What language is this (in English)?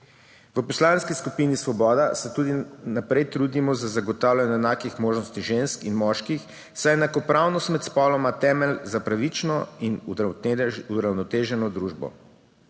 Slovenian